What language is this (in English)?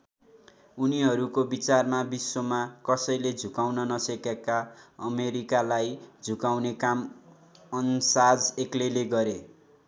Nepali